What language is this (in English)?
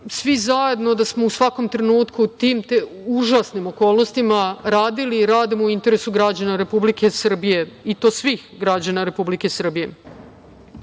Serbian